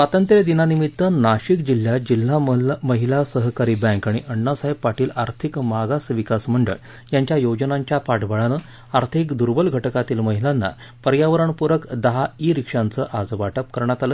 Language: Marathi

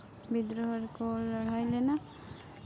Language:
Santali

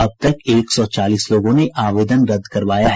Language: Hindi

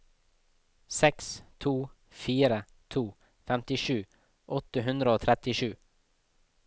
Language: Norwegian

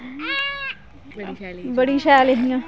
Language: Dogri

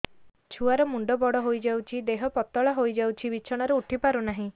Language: Odia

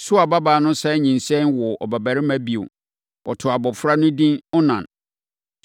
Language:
Akan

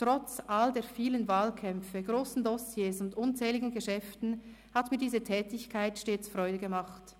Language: Swiss German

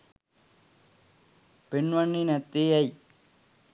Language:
Sinhala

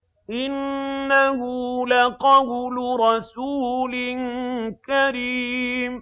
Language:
Arabic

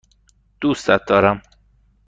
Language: Persian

